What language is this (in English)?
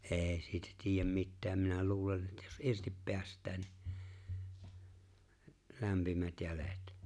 Finnish